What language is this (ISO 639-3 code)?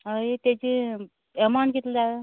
kok